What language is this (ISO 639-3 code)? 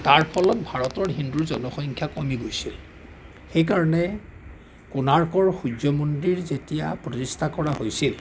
asm